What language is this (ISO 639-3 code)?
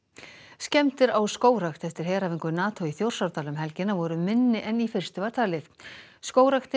isl